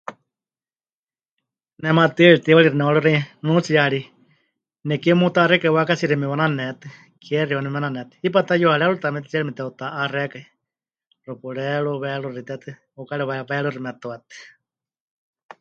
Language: Huichol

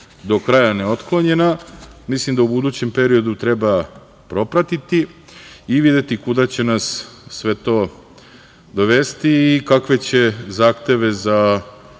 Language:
Serbian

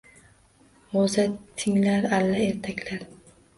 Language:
Uzbek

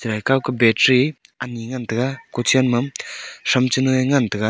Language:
Wancho Naga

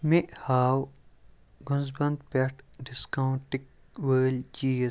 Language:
Kashmiri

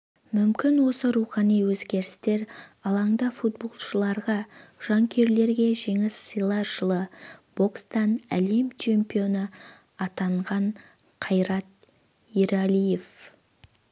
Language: Kazakh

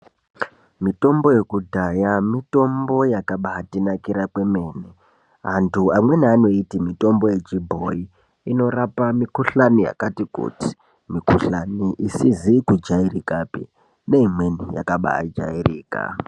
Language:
Ndau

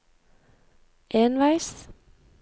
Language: Norwegian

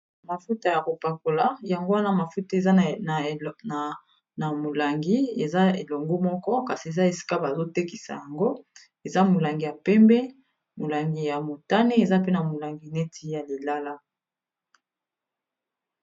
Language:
Lingala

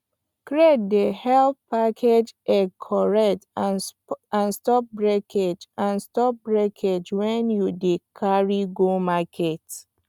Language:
Nigerian Pidgin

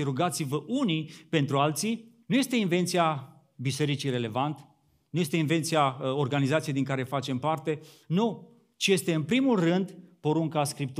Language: Romanian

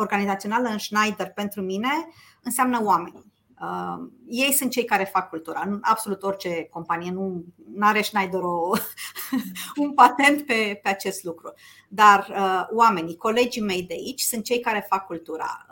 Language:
Romanian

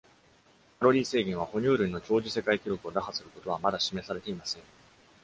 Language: Japanese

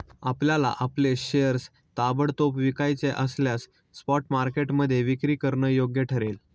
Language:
Marathi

